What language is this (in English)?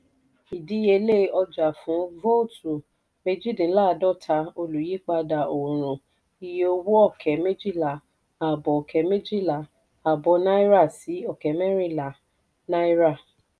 Yoruba